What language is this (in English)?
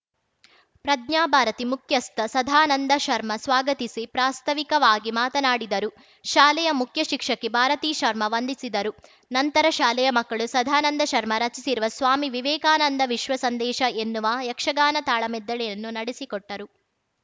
Kannada